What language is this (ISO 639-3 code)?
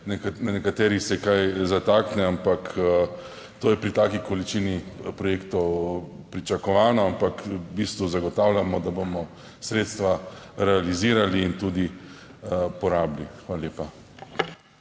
slv